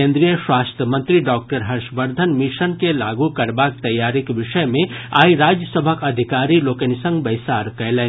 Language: Maithili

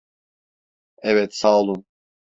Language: Turkish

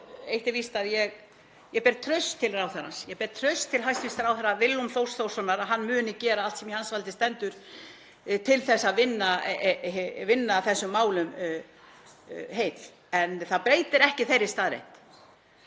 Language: Icelandic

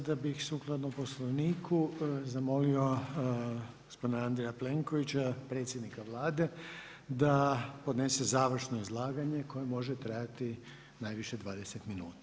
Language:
Croatian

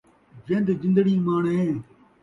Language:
Saraiki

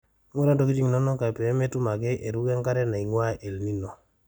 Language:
Masai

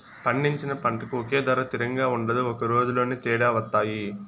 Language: Telugu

